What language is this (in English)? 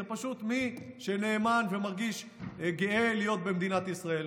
Hebrew